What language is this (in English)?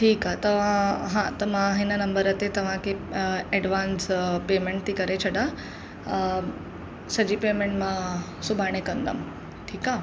Sindhi